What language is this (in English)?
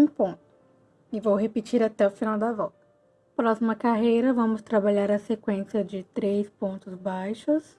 Portuguese